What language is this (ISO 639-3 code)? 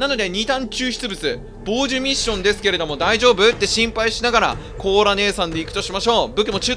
jpn